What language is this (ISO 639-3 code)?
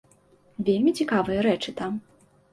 bel